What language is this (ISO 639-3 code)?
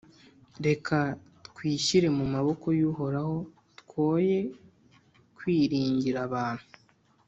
kin